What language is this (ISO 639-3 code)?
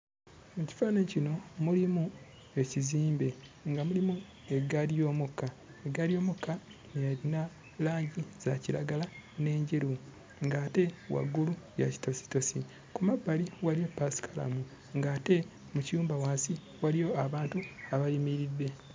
lug